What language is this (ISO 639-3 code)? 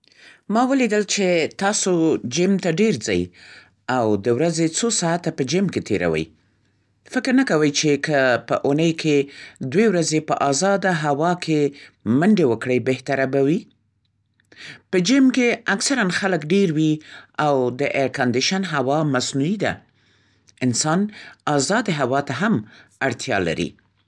pst